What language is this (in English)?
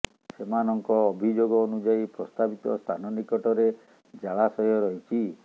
Odia